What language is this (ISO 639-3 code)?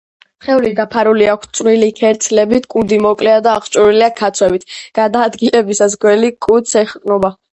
kat